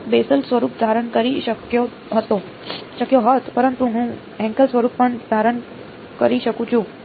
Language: Gujarati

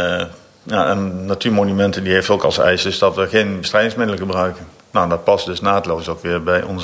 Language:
Dutch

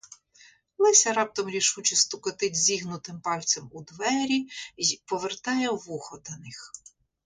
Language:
Ukrainian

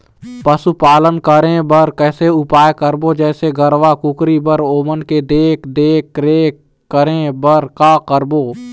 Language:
Chhattisgarhi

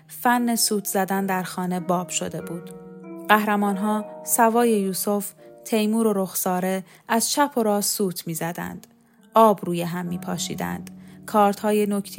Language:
Persian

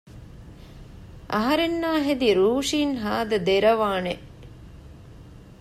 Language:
Divehi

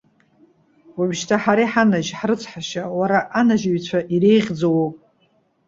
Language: Abkhazian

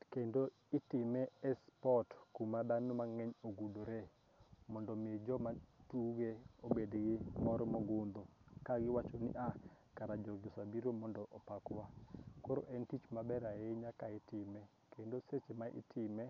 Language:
Luo (Kenya and Tanzania)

